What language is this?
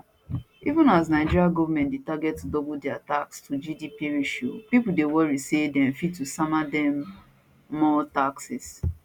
Nigerian Pidgin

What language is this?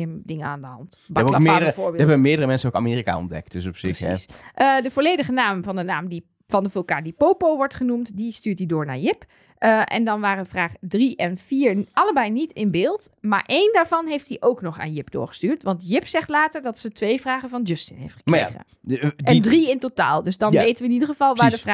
Dutch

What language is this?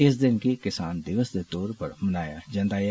Dogri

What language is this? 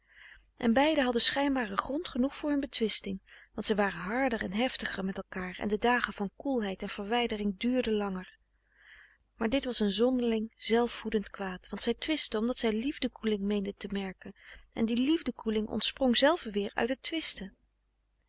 Dutch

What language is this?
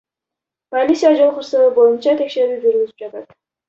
Kyrgyz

